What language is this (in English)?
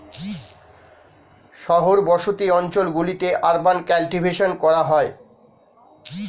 Bangla